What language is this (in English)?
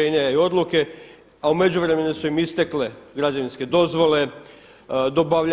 Croatian